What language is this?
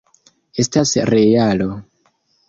Esperanto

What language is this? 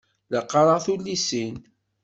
Kabyle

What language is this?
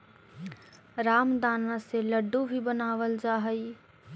Magahi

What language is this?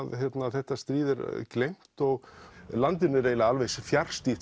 Icelandic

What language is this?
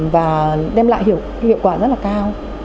Vietnamese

